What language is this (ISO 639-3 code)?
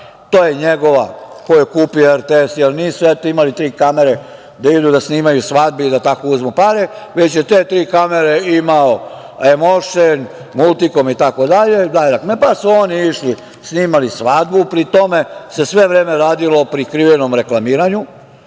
srp